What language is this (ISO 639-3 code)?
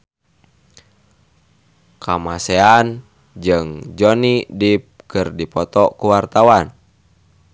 sun